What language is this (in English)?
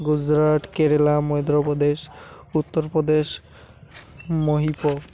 Odia